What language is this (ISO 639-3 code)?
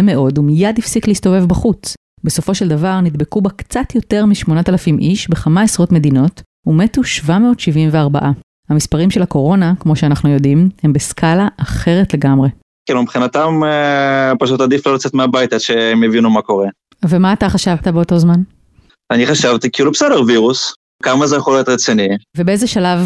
heb